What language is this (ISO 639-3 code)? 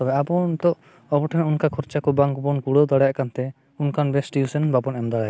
sat